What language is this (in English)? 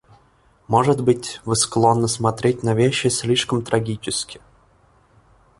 Russian